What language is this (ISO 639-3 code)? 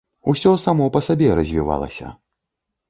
bel